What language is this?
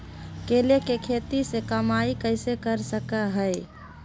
Magahi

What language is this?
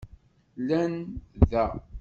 Kabyle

